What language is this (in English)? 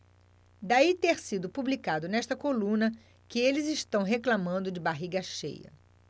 Portuguese